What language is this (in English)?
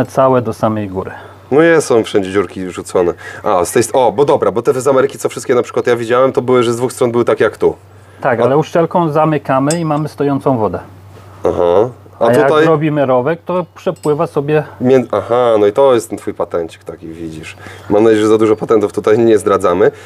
Polish